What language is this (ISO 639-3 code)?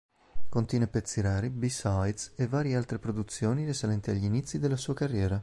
ita